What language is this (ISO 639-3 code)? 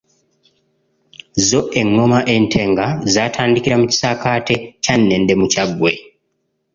lug